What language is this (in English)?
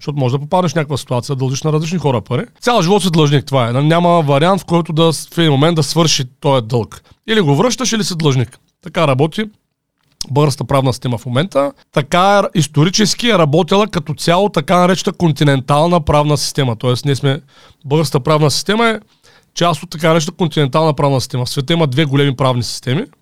Bulgarian